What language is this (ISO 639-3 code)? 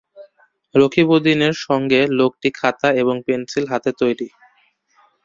ben